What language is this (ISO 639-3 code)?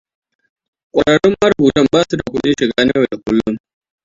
hau